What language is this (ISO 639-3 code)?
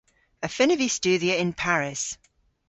cor